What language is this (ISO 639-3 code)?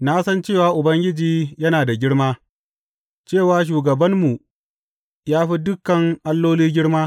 hau